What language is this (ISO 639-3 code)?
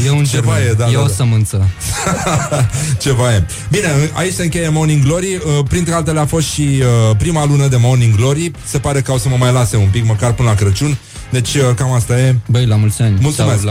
ron